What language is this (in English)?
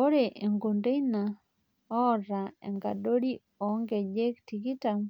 Masai